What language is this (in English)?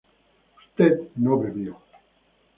Spanish